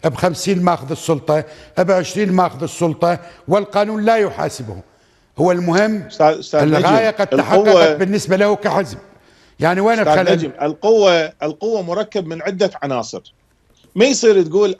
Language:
Arabic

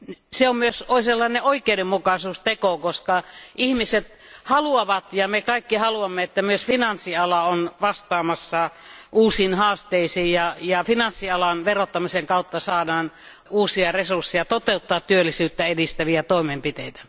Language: Finnish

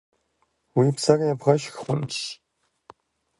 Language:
Kabardian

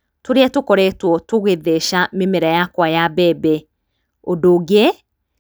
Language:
Kikuyu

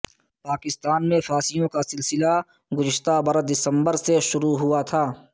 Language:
Urdu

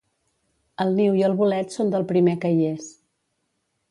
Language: Catalan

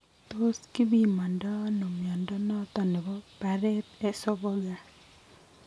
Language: Kalenjin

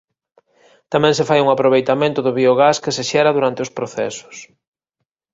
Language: Galician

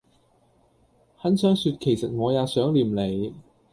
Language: Cantonese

